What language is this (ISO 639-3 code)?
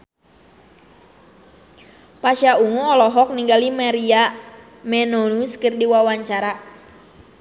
sun